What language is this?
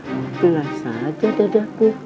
Indonesian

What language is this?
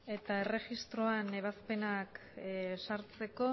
Basque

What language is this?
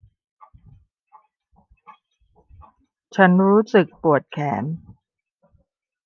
Thai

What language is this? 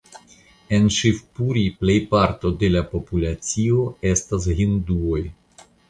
Esperanto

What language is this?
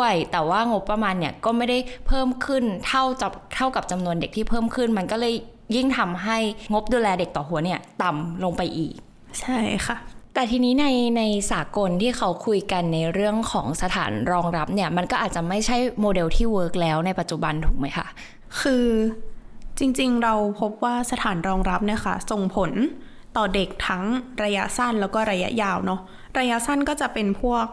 Thai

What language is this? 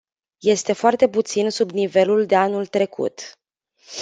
Romanian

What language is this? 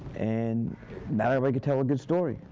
English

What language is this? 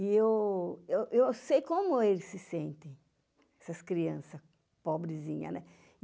Portuguese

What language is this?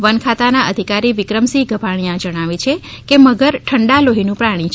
Gujarati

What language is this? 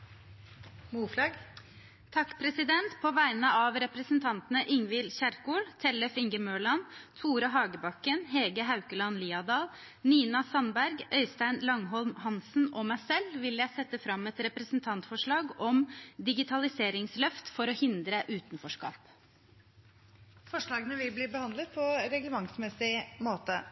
Norwegian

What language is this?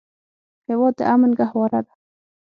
Pashto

